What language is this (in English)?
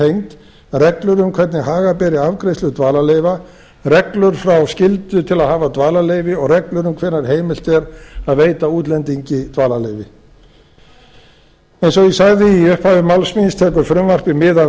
Icelandic